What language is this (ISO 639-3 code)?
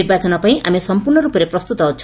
ori